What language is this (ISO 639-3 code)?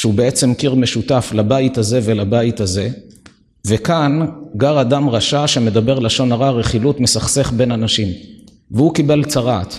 heb